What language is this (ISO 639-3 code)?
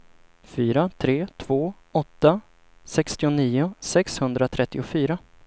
swe